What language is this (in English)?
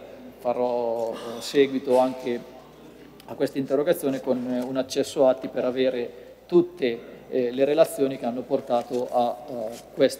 Italian